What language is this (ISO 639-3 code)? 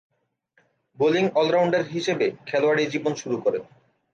ben